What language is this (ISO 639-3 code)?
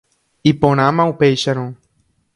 grn